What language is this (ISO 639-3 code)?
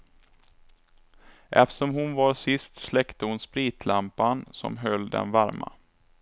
swe